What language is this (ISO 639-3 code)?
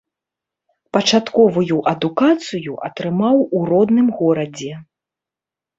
bel